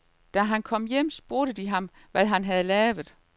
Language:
Danish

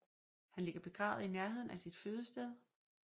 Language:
Danish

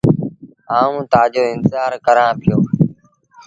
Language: Sindhi Bhil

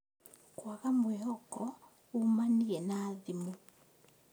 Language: Kikuyu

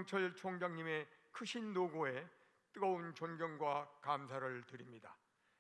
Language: Korean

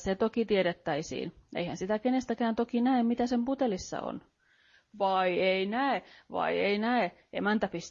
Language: Finnish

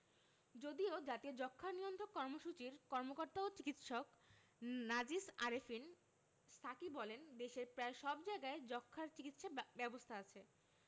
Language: Bangla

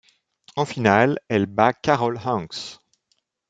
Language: French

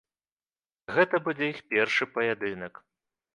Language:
Belarusian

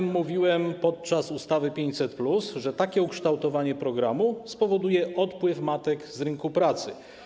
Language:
Polish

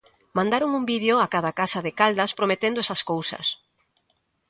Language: Galician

